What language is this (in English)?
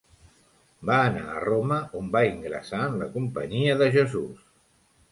Catalan